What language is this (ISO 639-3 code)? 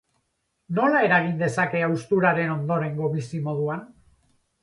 eus